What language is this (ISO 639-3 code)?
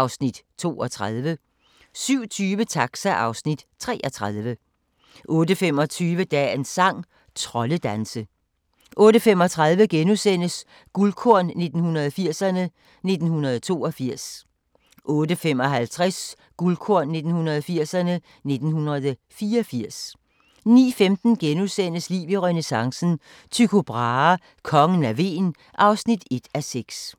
dan